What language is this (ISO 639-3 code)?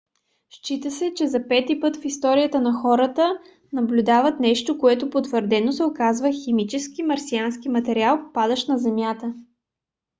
bul